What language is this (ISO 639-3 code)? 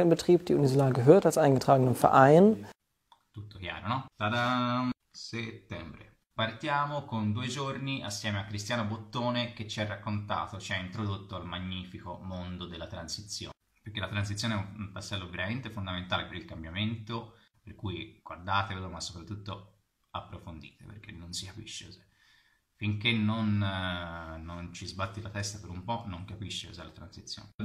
ita